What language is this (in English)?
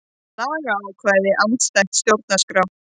Icelandic